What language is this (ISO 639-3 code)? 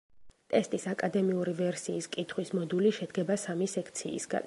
kat